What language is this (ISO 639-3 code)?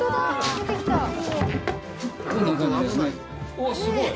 jpn